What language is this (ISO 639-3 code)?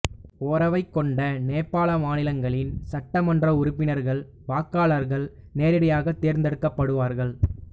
tam